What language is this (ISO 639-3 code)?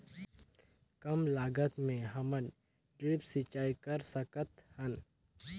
hne